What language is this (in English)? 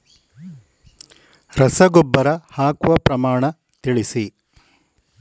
Kannada